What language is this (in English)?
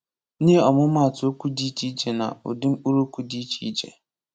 Igbo